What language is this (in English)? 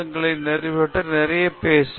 Tamil